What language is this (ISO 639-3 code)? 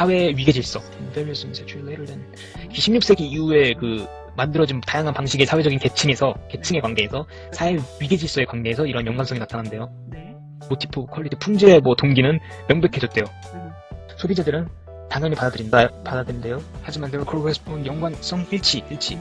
kor